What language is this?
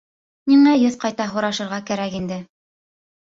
Bashkir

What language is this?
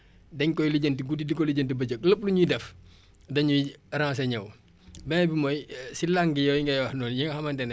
Wolof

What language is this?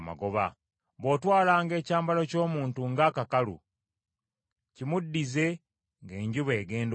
Ganda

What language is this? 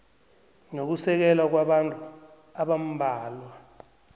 South Ndebele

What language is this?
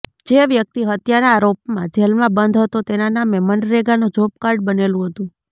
Gujarati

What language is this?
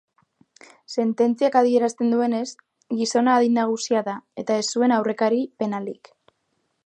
Basque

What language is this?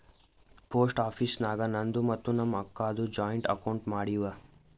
Kannada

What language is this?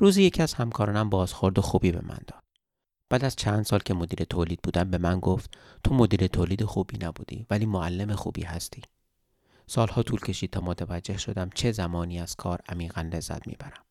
Persian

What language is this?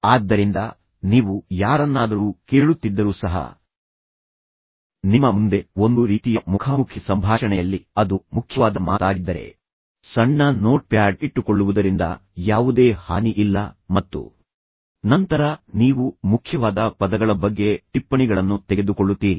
Kannada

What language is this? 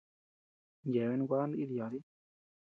Tepeuxila Cuicatec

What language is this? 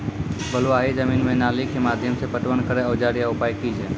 Maithili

